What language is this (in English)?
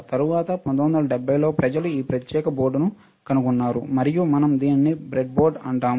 Telugu